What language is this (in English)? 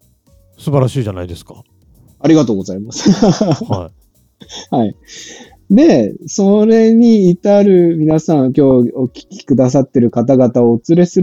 Japanese